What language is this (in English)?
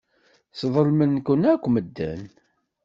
Kabyle